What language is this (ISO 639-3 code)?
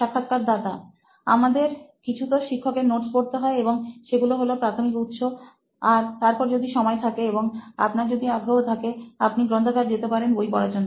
ben